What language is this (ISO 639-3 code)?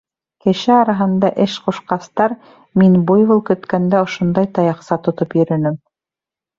bak